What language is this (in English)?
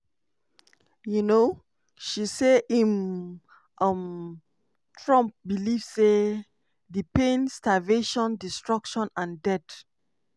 Nigerian Pidgin